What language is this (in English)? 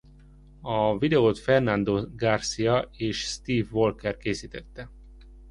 Hungarian